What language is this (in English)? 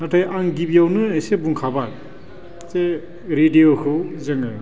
Bodo